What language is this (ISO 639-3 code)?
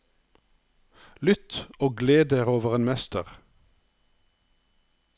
nor